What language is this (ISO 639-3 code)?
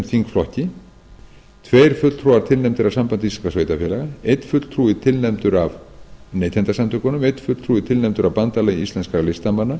isl